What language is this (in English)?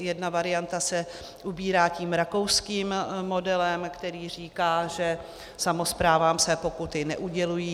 Czech